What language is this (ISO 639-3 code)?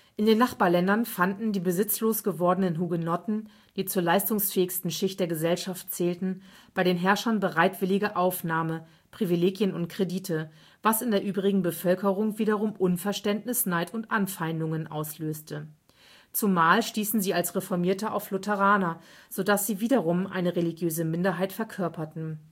deu